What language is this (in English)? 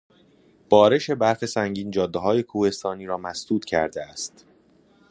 Persian